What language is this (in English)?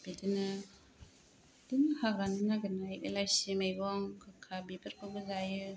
Bodo